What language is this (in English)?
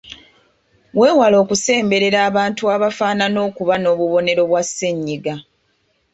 Ganda